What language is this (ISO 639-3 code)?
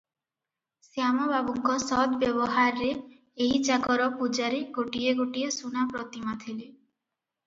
ori